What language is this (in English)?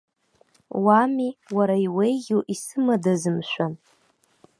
Abkhazian